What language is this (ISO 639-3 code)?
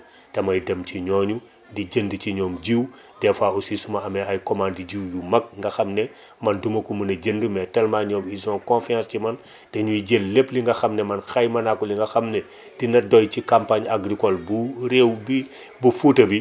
wol